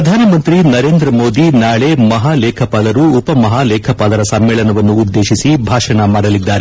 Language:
Kannada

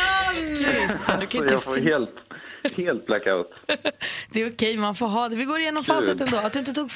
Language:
Swedish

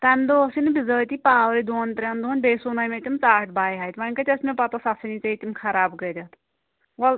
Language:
Kashmiri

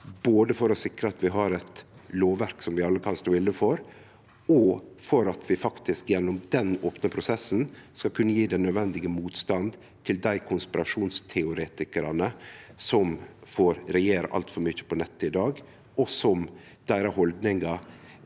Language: Norwegian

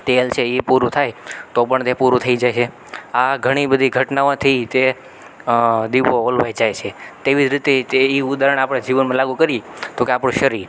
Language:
Gujarati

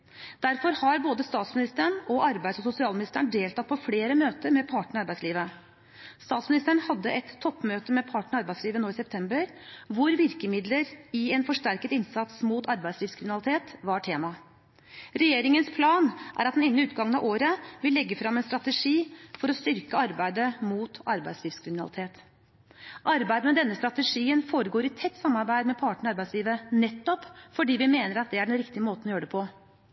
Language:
Norwegian Bokmål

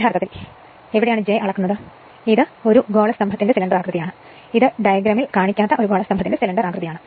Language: Malayalam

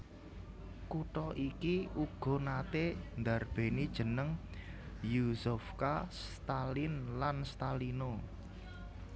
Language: Javanese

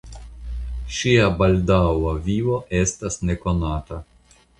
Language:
Esperanto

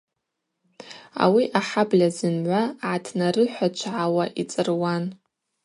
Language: Abaza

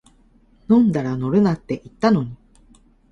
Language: Japanese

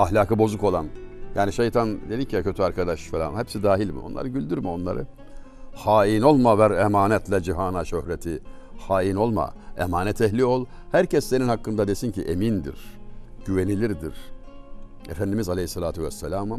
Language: Turkish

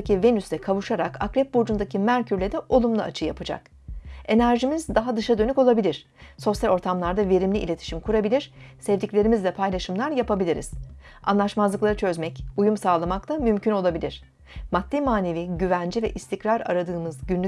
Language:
Turkish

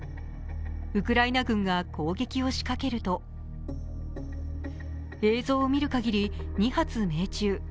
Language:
Japanese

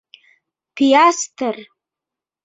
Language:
Bashkir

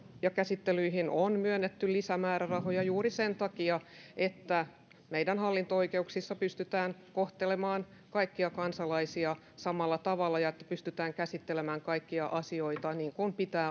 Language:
Finnish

